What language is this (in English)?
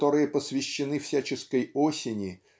Russian